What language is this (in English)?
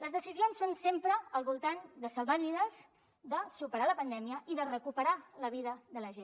Catalan